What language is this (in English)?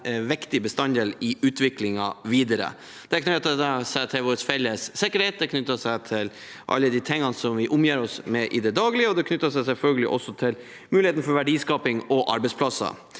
Norwegian